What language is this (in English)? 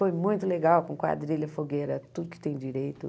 Portuguese